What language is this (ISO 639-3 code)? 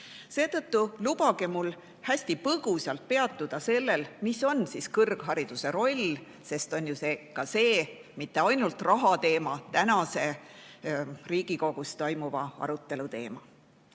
est